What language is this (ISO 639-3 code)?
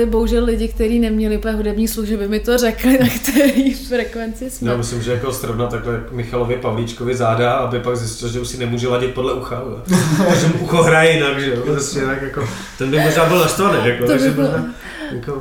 ces